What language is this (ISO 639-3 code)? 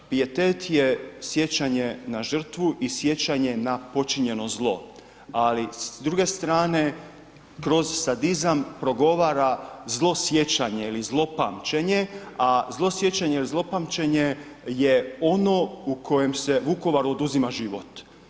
hrv